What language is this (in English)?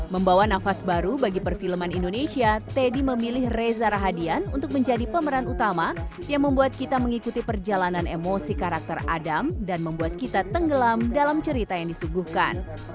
Indonesian